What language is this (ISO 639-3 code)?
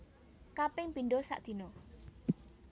jav